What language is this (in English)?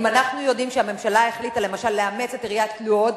Hebrew